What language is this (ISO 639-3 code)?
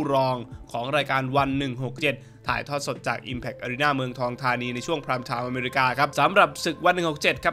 tha